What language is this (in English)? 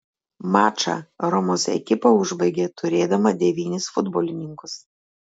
Lithuanian